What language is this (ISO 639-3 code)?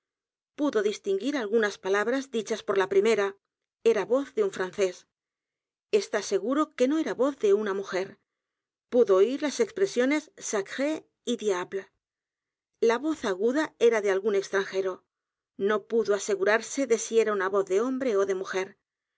spa